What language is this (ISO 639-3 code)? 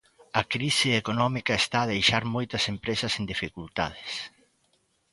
glg